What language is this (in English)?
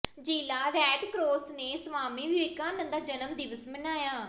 Punjabi